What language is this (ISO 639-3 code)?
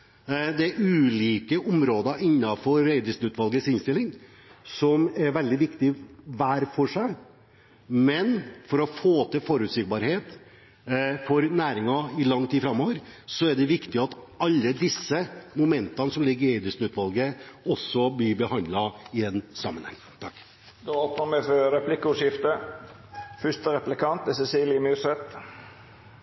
nor